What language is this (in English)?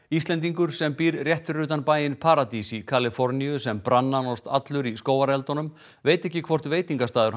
Icelandic